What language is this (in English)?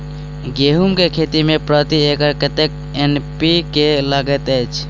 Maithili